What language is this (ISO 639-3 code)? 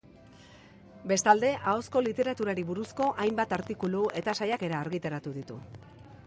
eus